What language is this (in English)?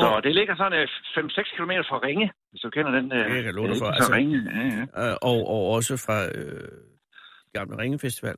Danish